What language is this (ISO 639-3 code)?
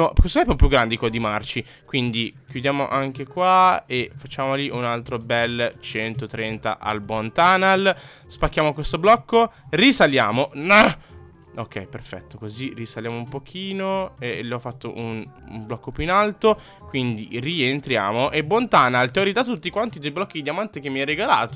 ita